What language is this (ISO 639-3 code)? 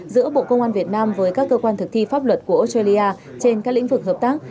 vie